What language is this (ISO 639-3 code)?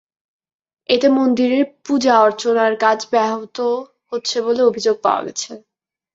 ben